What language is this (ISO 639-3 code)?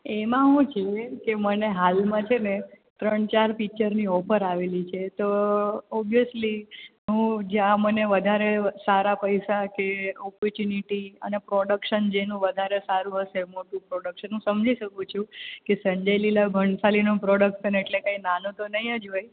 guj